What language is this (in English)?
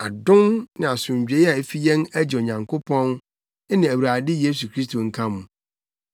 Akan